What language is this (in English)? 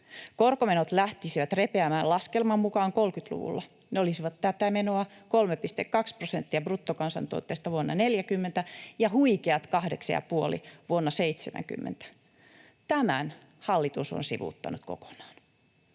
Finnish